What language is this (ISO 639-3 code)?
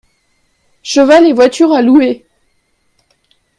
fra